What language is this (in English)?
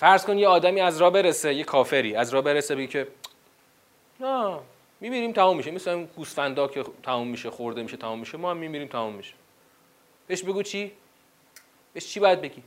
Persian